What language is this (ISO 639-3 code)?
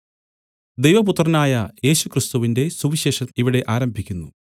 mal